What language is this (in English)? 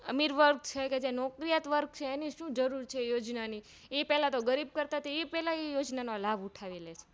Gujarati